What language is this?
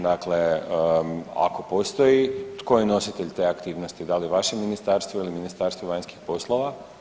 Croatian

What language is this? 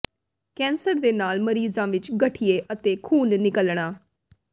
Punjabi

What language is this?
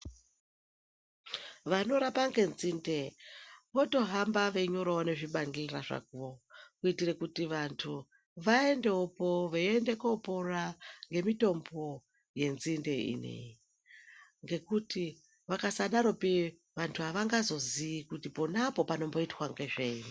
Ndau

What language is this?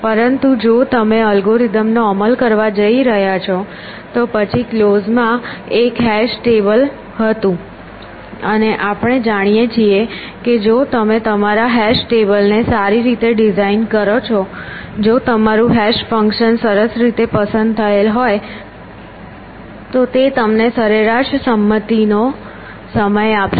Gujarati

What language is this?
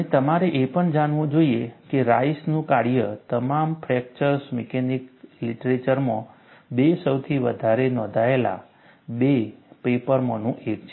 Gujarati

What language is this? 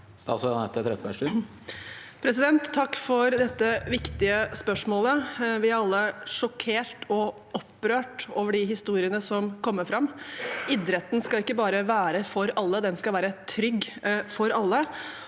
Norwegian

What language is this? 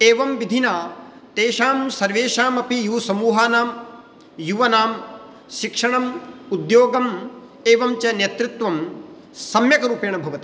Sanskrit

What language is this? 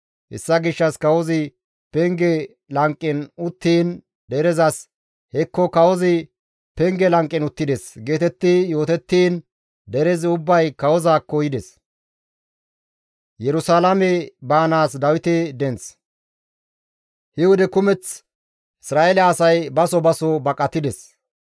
Gamo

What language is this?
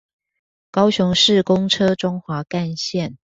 Chinese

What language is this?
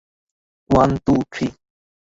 Bangla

